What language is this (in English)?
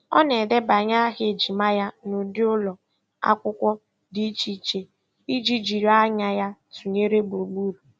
Igbo